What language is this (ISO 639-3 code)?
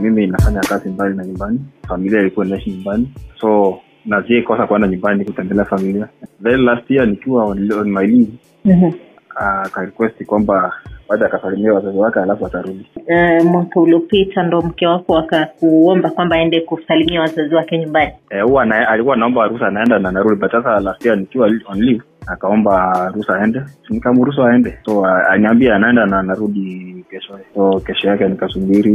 swa